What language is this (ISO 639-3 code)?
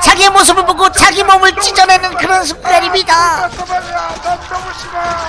kor